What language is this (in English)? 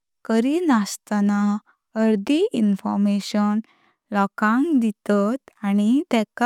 Konkani